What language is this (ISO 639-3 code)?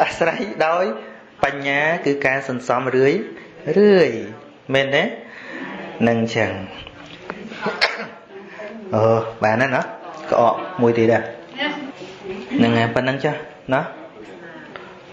vie